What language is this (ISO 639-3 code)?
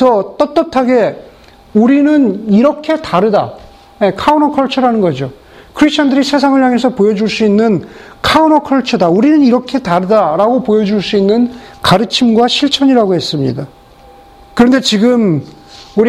kor